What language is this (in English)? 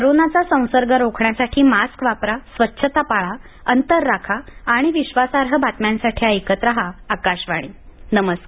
Marathi